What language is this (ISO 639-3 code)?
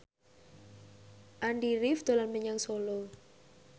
jav